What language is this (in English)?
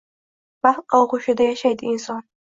Uzbek